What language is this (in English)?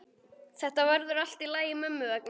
Icelandic